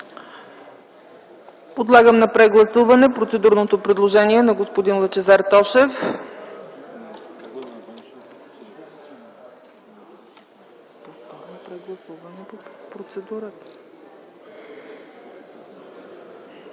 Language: Bulgarian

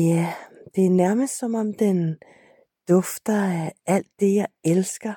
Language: Danish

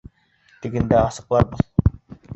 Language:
Bashkir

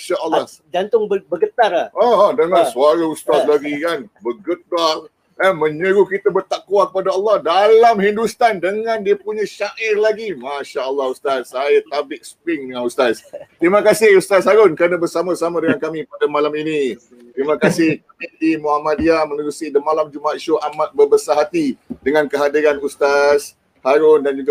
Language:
Malay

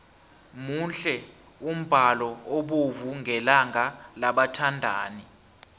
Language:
South Ndebele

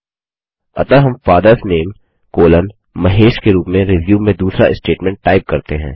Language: Hindi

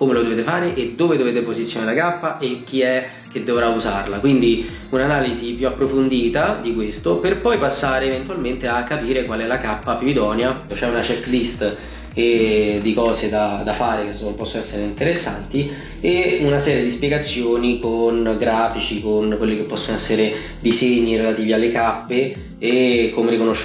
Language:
Italian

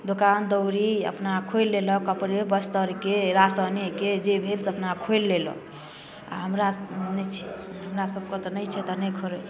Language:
Maithili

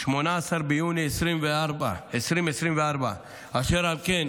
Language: Hebrew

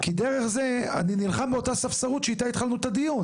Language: Hebrew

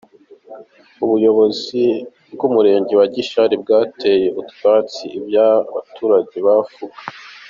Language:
Kinyarwanda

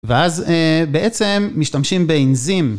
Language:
Hebrew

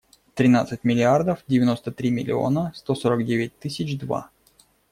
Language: Russian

